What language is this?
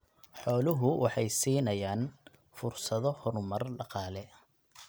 Somali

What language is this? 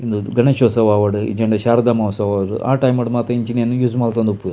Tulu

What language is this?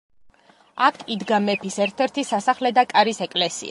Georgian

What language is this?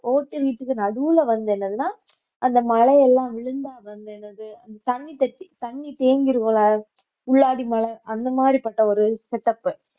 Tamil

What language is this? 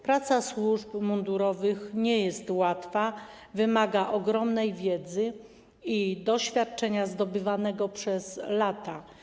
Polish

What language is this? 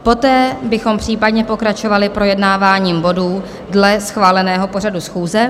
Czech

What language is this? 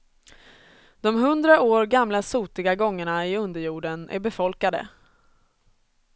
Swedish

